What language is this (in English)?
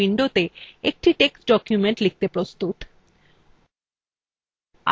Bangla